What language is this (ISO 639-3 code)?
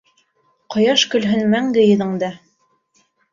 bak